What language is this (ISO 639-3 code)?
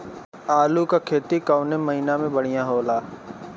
bho